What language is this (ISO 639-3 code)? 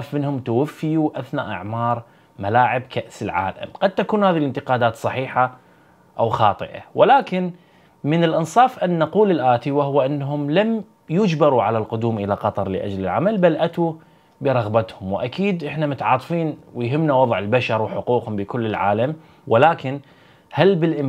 ara